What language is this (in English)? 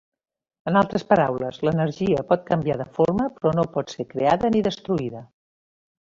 Catalan